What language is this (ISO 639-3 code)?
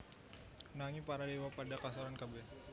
jav